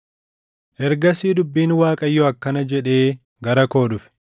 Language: Oromo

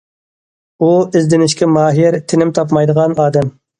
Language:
Uyghur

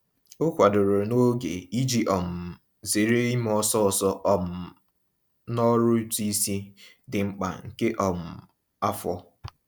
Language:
Igbo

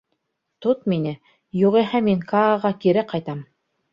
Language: Bashkir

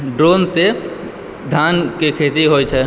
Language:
Maithili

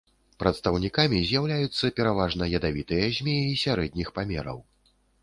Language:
Belarusian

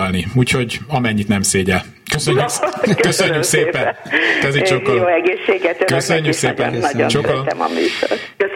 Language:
Hungarian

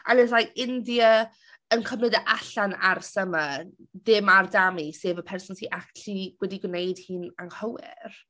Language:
Welsh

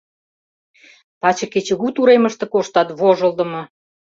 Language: Mari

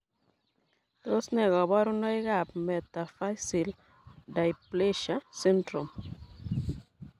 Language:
Kalenjin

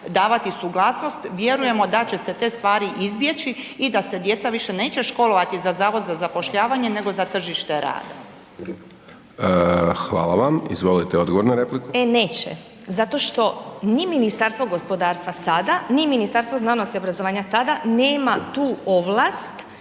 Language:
Croatian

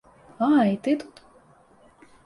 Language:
Belarusian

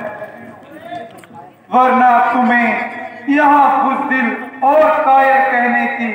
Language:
Arabic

